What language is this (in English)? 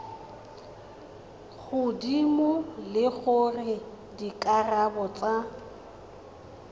Tswana